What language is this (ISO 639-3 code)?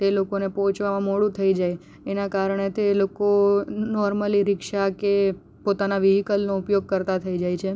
guj